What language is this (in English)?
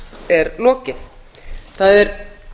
Icelandic